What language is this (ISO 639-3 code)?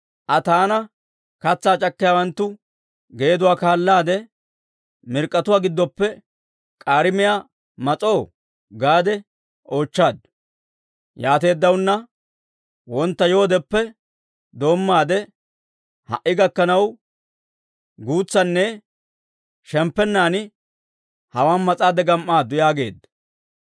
dwr